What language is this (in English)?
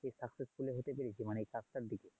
Bangla